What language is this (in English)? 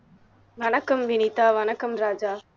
Tamil